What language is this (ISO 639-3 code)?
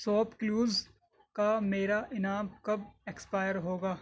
urd